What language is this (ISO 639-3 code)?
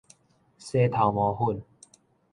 nan